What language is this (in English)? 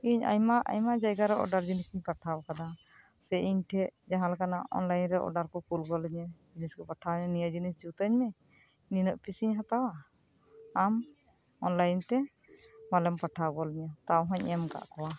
Santali